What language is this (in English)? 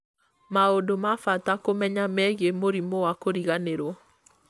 Kikuyu